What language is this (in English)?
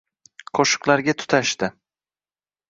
Uzbek